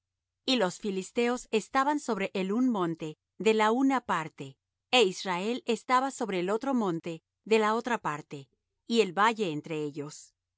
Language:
Spanish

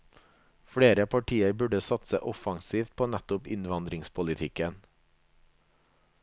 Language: Norwegian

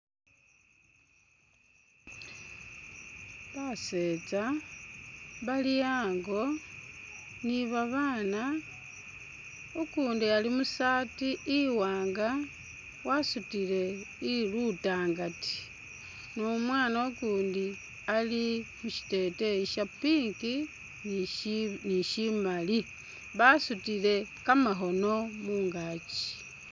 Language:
Masaaba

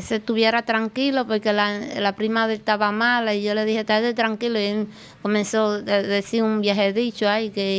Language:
Spanish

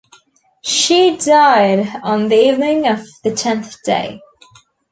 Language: English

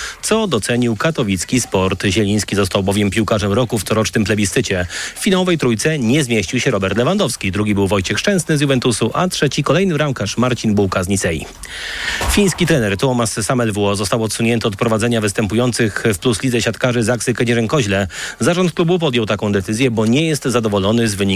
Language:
Polish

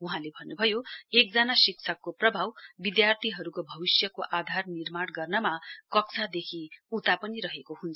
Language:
Nepali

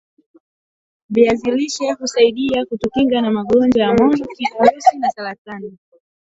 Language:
Swahili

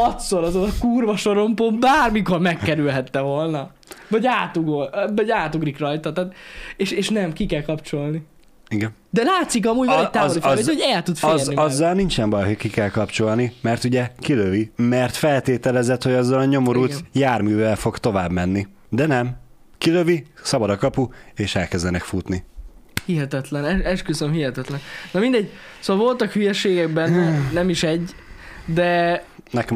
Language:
Hungarian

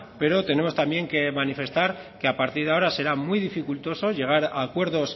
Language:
Spanish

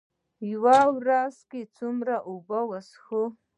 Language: Pashto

